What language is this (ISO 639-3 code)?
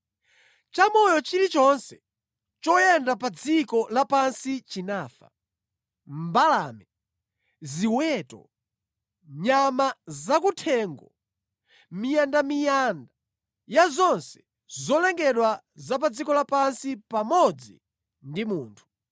nya